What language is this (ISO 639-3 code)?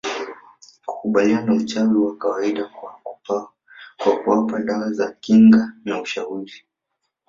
swa